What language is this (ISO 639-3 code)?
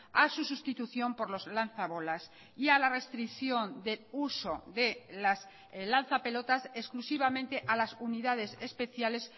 spa